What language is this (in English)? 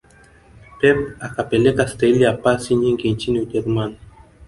Swahili